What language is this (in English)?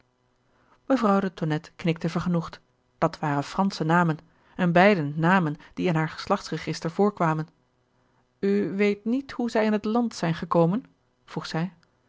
Dutch